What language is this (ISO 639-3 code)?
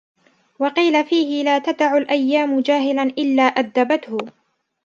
ara